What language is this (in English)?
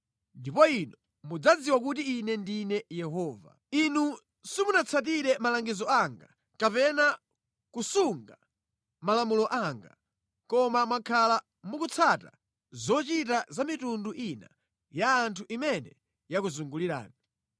Nyanja